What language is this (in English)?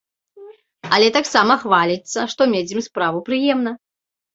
Belarusian